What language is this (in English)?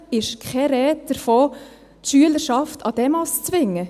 Swiss German